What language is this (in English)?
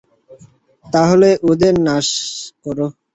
Bangla